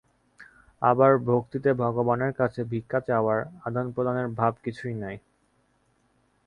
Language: Bangla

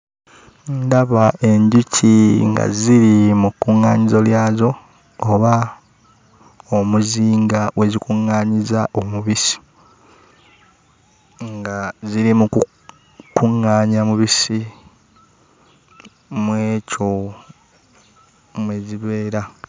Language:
Ganda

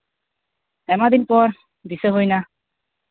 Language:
Santali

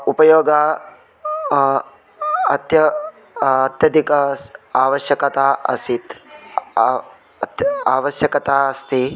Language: Sanskrit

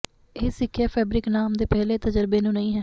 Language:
Punjabi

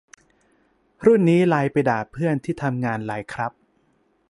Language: Thai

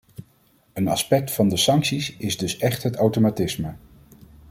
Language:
Dutch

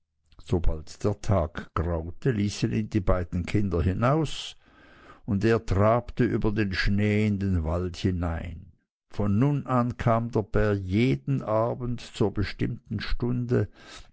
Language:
German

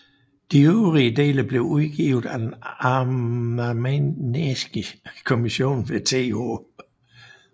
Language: Danish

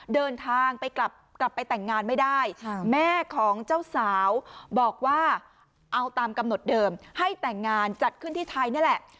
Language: Thai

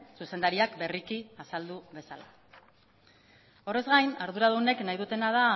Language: Basque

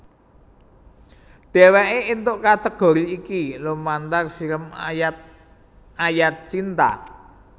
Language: Javanese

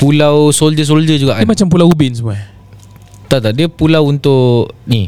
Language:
Malay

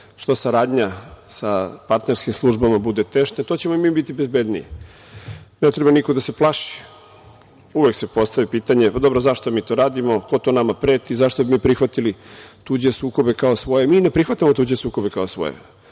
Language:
Serbian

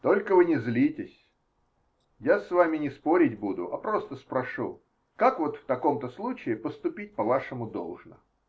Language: Russian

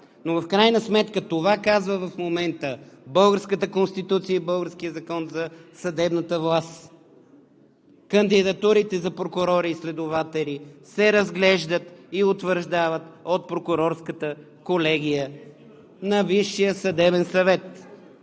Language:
Bulgarian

